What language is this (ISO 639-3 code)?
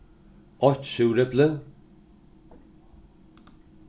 fao